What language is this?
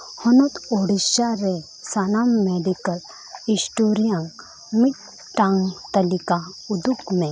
Santali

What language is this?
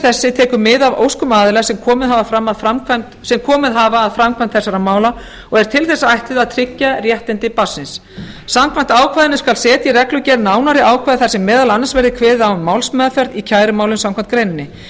Icelandic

